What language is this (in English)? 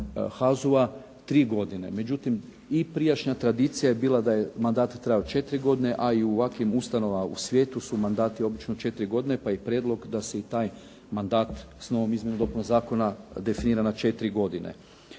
Croatian